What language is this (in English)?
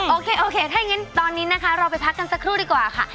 Thai